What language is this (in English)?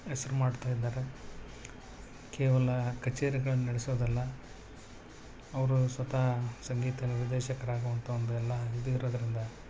Kannada